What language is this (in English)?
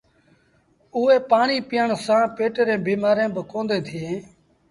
Sindhi Bhil